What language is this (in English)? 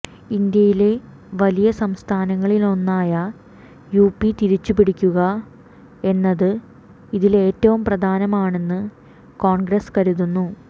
Malayalam